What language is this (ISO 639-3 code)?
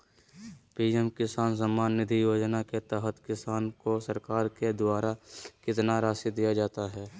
mag